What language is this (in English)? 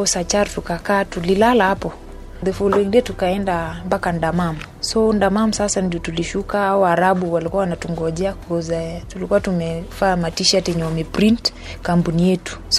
Swahili